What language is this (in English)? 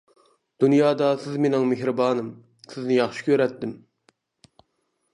Uyghur